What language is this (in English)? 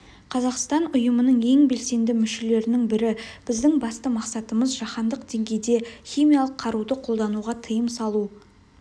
Kazakh